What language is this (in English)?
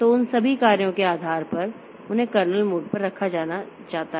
Hindi